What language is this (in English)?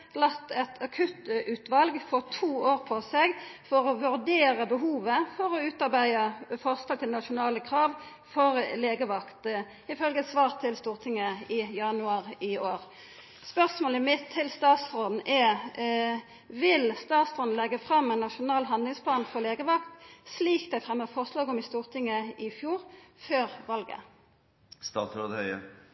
Norwegian Nynorsk